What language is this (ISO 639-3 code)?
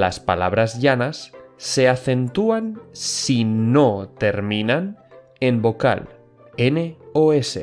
spa